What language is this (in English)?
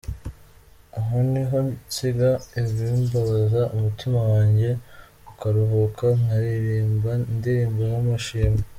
Kinyarwanda